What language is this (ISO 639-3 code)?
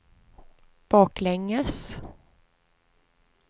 swe